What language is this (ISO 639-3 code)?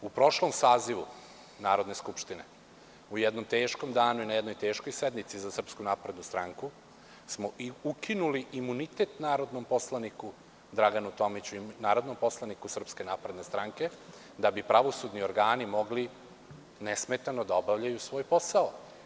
srp